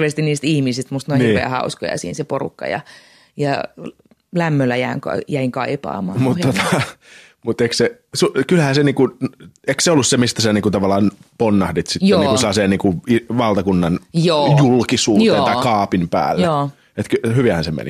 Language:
Finnish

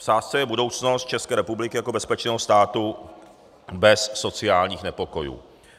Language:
Czech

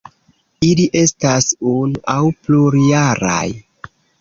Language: Esperanto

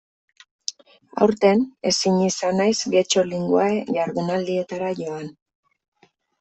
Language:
Basque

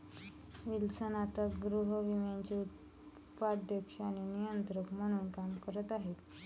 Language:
Marathi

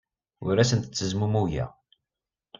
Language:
Kabyle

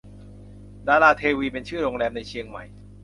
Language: Thai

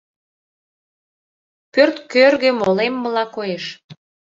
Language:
Mari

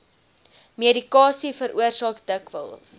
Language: Afrikaans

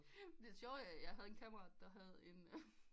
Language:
Danish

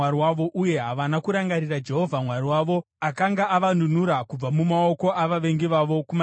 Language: Shona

